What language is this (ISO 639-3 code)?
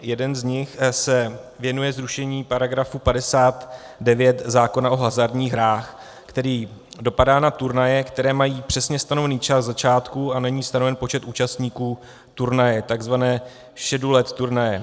ces